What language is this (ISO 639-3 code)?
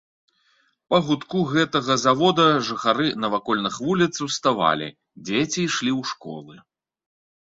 bel